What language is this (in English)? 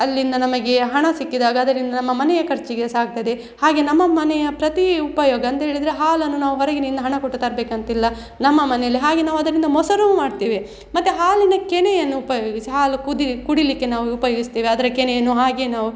Kannada